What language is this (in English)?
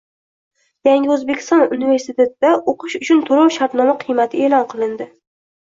Uzbek